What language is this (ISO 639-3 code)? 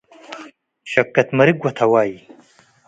tig